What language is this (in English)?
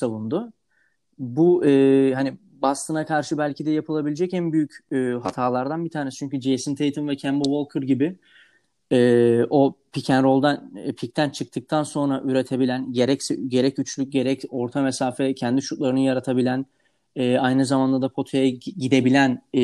Turkish